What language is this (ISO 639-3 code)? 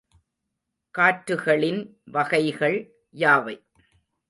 tam